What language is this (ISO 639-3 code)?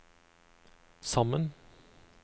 nor